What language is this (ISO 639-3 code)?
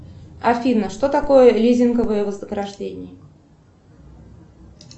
rus